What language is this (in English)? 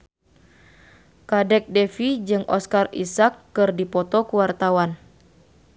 Sundanese